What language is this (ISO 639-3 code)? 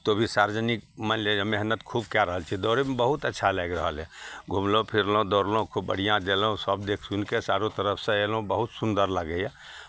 mai